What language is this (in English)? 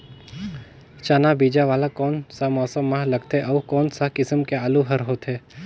Chhattisgarhi